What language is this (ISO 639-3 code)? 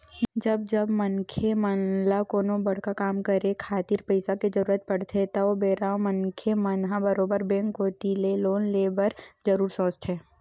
hne